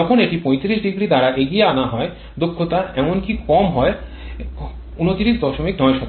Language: Bangla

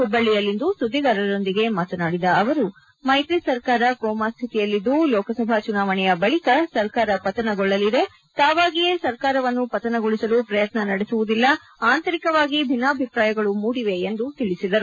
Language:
Kannada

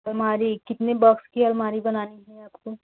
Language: Hindi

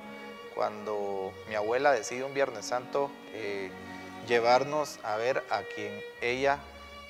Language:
Spanish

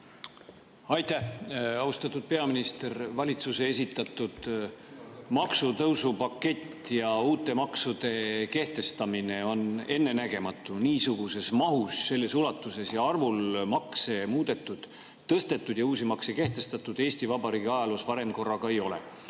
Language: Estonian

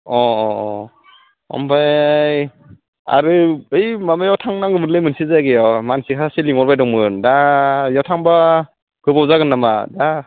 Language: Bodo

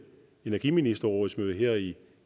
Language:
Danish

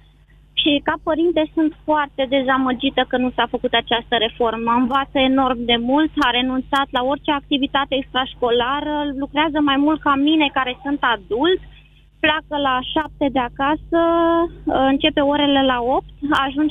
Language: Romanian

